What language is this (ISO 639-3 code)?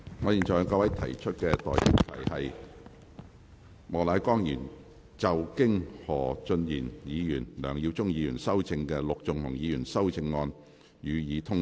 yue